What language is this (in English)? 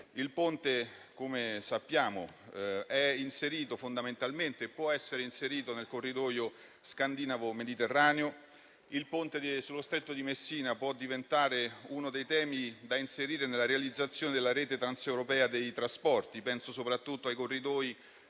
Italian